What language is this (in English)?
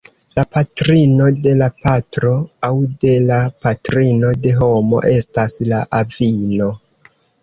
Esperanto